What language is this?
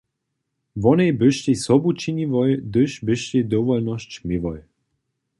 Upper Sorbian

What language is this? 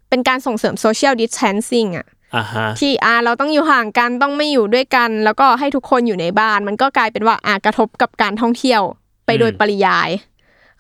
Thai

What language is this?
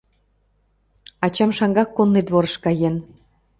Mari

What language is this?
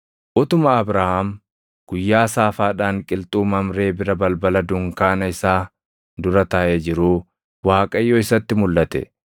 Oromo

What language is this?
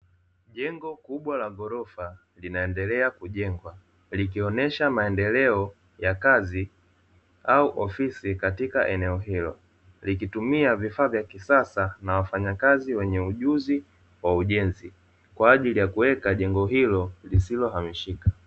Swahili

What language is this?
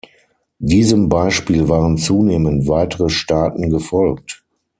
German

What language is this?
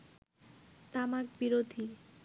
Bangla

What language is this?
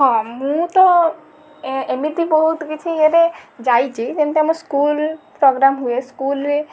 Odia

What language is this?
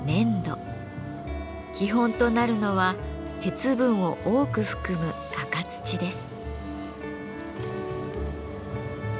Japanese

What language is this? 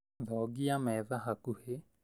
Kikuyu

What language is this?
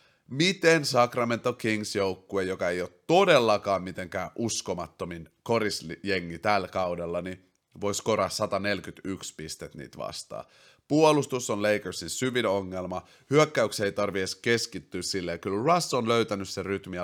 Finnish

